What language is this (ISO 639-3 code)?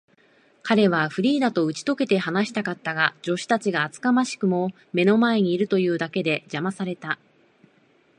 jpn